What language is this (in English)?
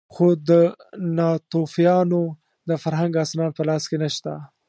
Pashto